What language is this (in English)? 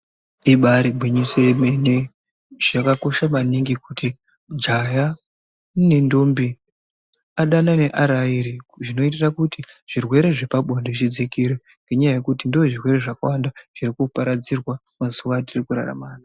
Ndau